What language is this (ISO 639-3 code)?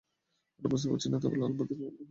ben